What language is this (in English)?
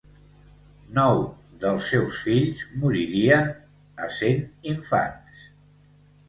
Catalan